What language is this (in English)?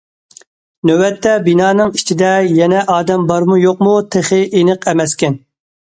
Uyghur